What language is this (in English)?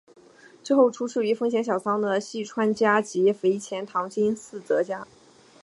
Chinese